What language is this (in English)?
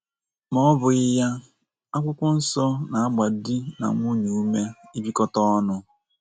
Igbo